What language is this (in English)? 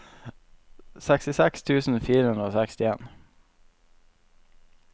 Norwegian